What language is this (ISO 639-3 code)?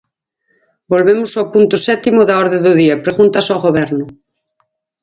glg